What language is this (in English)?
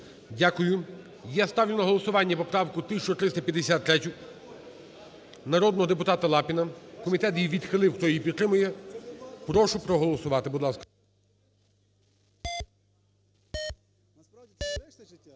Ukrainian